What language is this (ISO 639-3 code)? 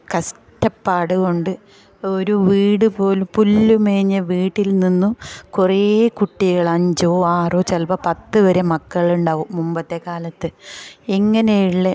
mal